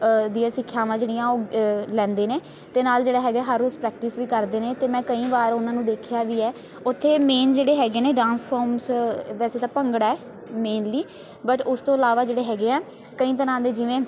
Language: Punjabi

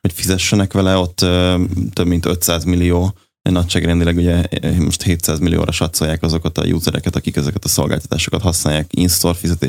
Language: Hungarian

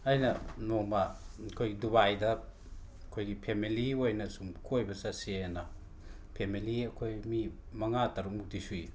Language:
Manipuri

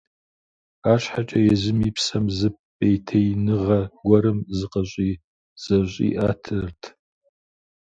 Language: Kabardian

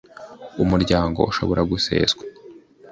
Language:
Kinyarwanda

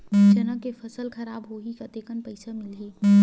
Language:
Chhattisgarhi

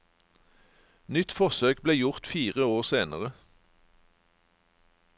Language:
Norwegian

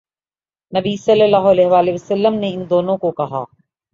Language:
Urdu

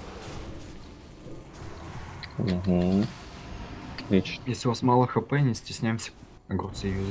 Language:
Russian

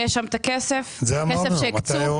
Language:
Hebrew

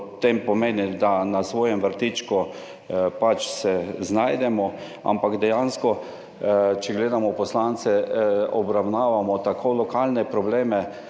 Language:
Slovenian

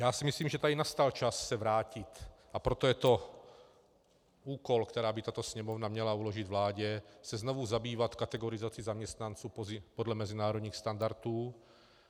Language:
Czech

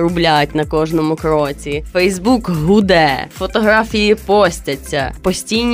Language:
Ukrainian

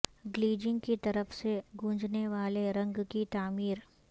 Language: Urdu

